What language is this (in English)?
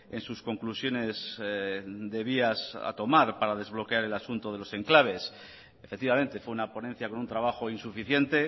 Spanish